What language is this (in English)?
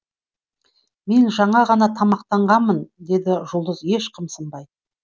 Kazakh